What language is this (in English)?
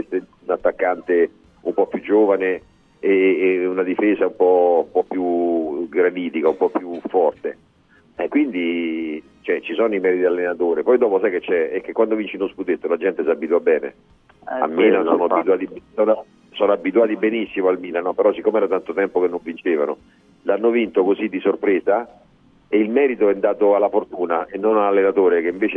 Italian